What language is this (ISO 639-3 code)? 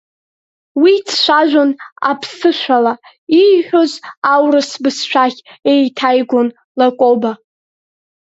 abk